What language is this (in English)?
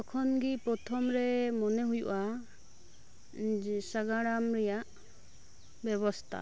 Santali